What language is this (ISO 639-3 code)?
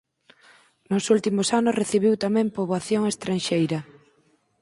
glg